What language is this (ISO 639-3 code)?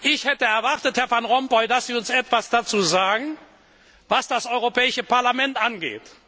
deu